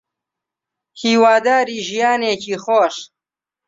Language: Central Kurdish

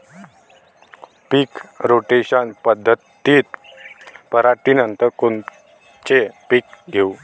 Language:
Marathi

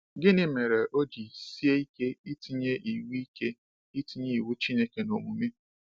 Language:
Igbo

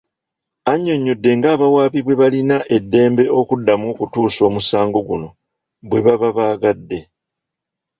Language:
Ganda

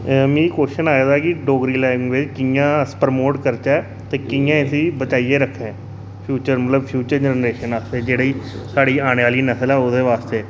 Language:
Dogri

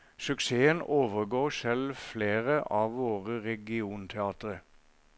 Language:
Norwegian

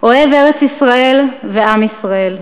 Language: Hebrew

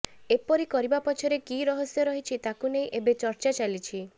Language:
Odia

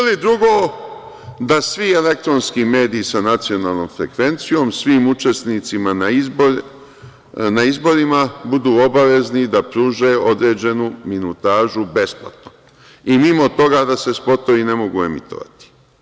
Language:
Serbian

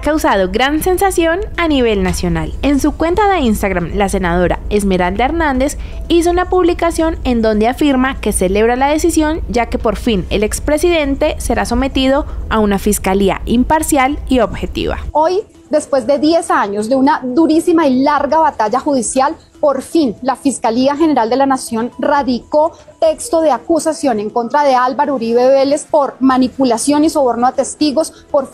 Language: Spanish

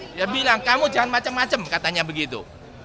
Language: Indonesian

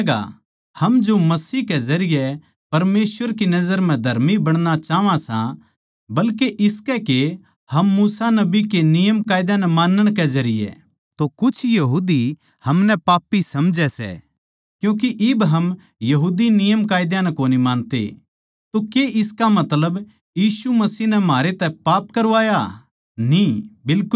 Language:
Haryanvi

